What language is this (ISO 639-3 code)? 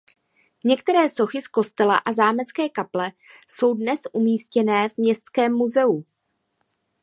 ces